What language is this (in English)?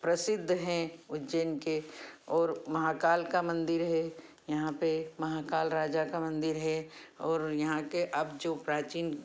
Hindi